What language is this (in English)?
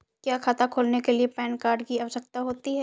Hindi